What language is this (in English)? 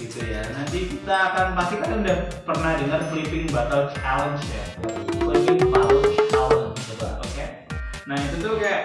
Indonesian